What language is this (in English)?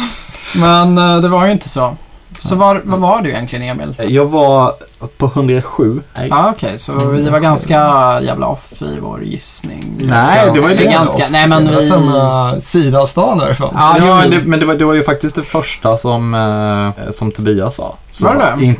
Swedish